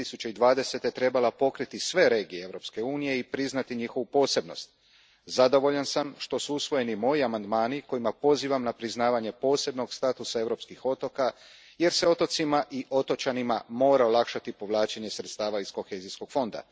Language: Croatian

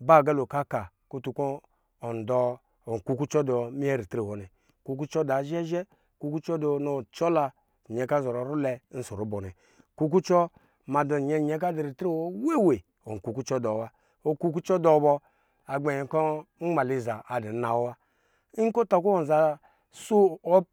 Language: Lijili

